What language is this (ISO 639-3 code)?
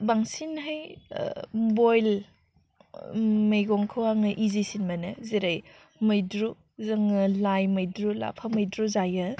brx